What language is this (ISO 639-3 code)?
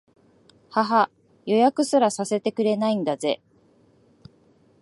jpn